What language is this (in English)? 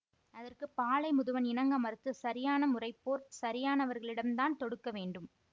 Tamil